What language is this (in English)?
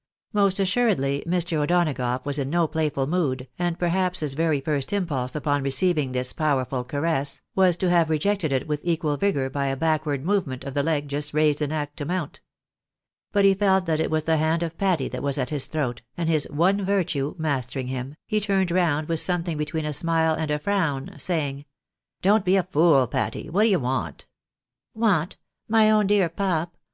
English